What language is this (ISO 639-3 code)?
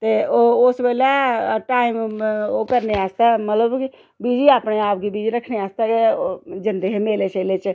doi